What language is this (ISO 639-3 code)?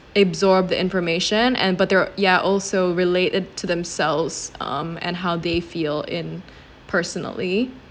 eng